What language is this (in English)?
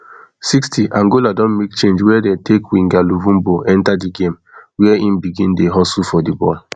Nigerian Pidgin